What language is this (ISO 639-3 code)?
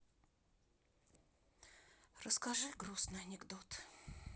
rus